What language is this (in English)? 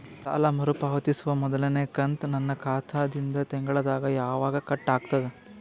Kannada